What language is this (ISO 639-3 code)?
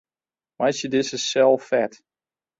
fry